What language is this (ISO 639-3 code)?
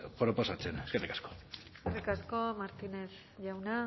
eus